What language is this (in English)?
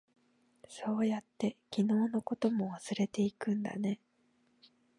Japanese